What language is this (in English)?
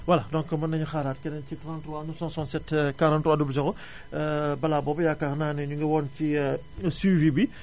Wolof